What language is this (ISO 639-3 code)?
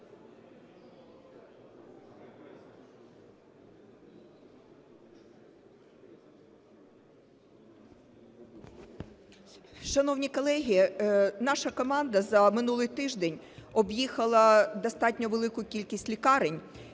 ukr